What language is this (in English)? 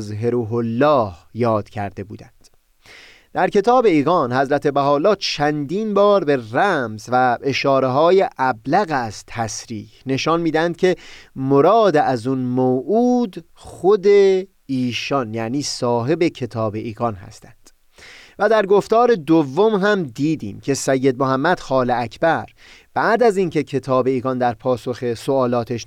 Persian